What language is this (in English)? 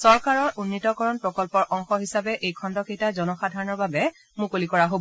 Assamese